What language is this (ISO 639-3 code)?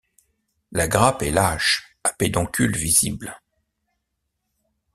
fra